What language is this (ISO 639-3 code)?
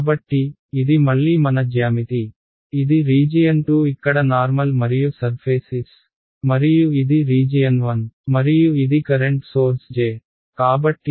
tel